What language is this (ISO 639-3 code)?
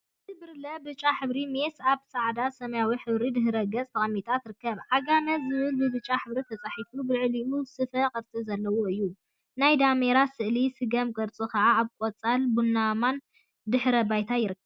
tir